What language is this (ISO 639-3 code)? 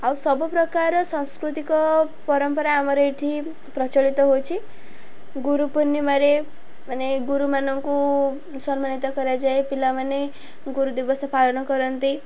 ori